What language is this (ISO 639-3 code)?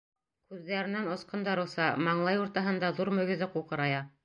bak